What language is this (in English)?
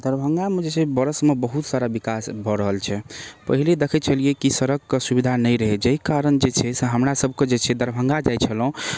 Maithili